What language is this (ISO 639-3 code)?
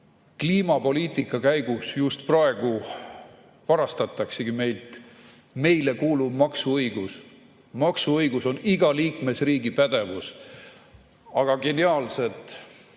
est